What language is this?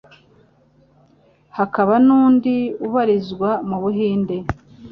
Kinyarwanda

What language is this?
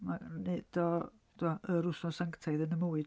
Welsh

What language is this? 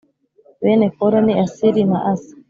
Kinyarwanda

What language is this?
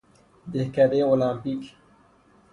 Persian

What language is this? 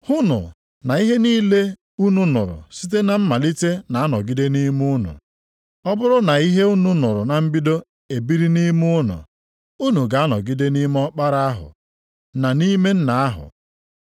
Igbo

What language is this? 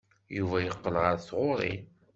Kabyle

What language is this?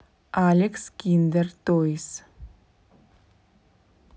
Russian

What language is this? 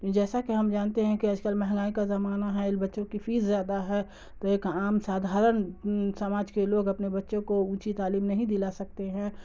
Urdu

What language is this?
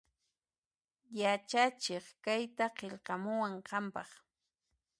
Puno Quechua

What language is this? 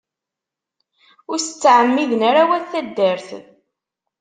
Kabyle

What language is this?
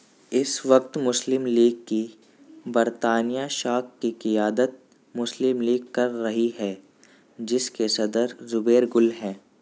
Urdu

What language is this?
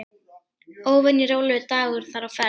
Icelandic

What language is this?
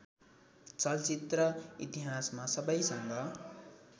Nepali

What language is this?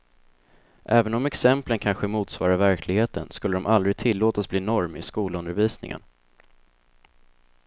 Swedish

